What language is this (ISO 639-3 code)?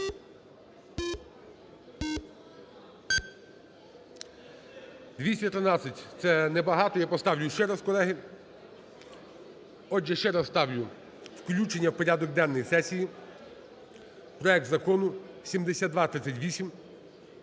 ukr